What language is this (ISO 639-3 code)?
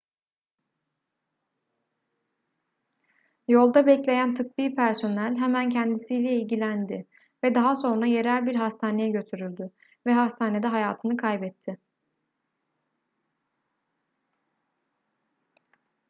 tur